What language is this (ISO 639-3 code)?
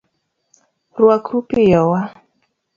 luo